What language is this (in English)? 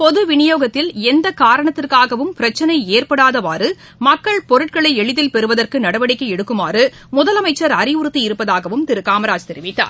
Tamil